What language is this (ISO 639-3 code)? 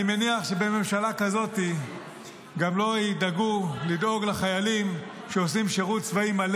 heb